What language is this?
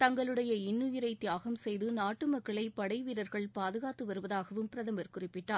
Tamil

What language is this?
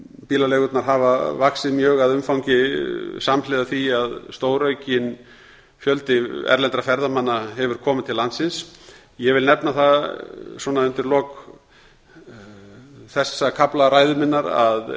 Icelandic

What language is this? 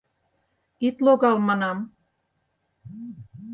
Mari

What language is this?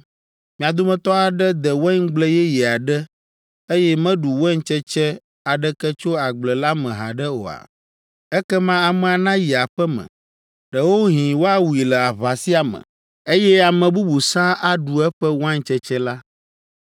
Ewe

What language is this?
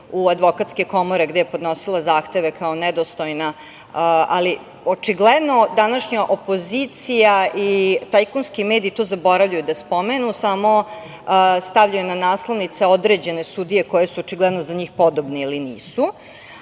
Serbian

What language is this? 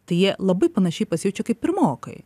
Lithuanian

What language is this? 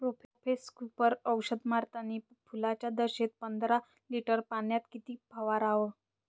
Marathi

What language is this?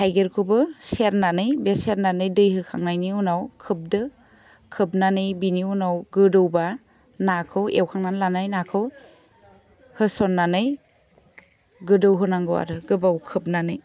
Bodo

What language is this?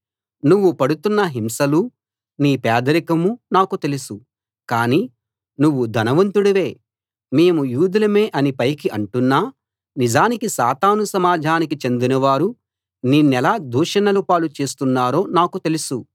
Telugu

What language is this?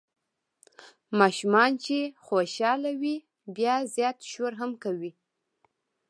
Pashto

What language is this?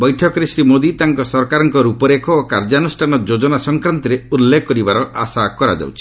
Odia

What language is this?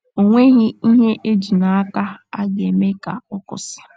Igbo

